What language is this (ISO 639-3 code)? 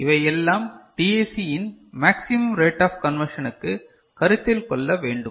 tam